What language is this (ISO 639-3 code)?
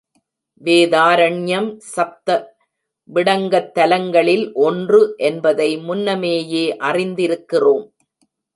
tam